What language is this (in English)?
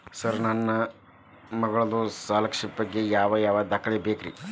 Kannada